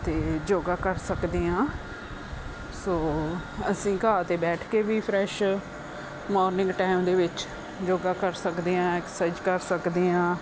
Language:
Punjabi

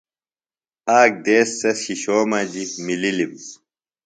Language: Phalura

